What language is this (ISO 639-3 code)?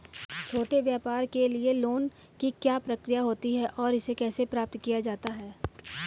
hin